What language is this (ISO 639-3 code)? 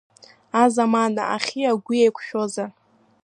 abk